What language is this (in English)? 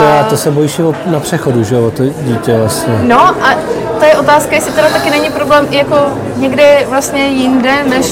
Czech